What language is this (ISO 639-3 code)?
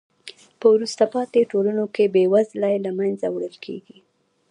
pus